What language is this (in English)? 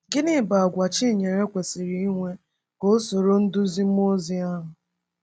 Igbo